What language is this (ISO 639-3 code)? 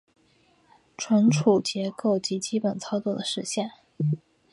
zho